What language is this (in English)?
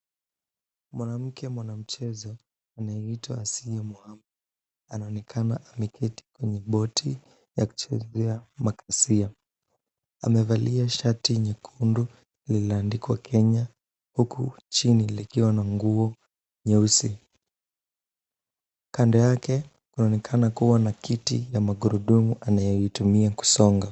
Swahili